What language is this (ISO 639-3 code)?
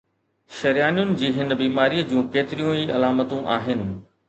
snd